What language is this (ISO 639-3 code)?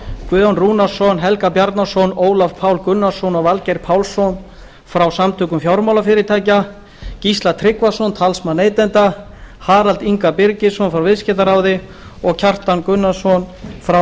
isl